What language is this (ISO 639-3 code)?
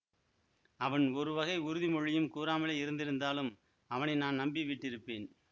tam